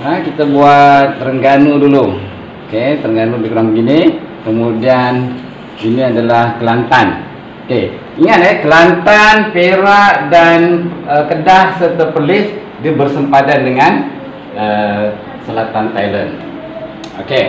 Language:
Malay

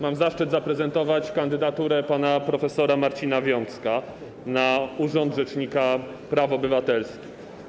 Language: Polish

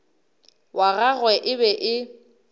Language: Northern Sotho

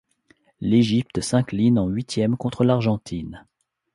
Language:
French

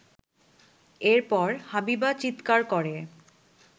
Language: Bangla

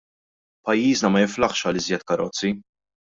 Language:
Maltese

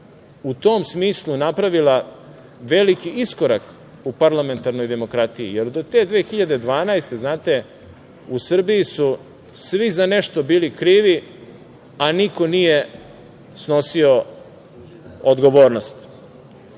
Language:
Serbian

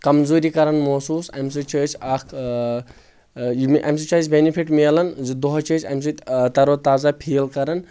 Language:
Kashmiri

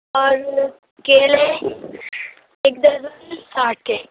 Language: Urdu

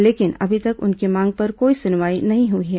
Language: Hindi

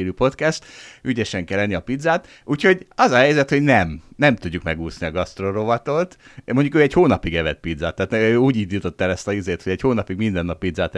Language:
Hungarian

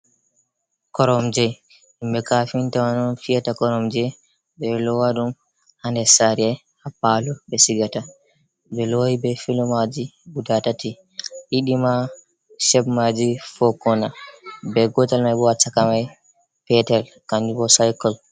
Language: Fula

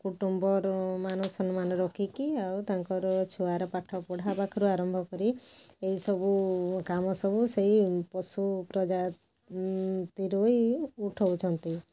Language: Odia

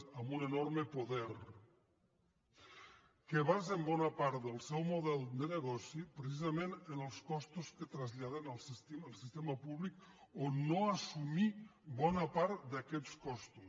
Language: Catalan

